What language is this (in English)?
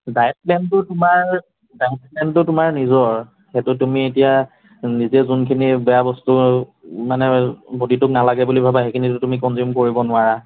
Assamese